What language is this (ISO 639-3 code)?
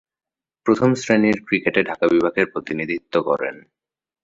ben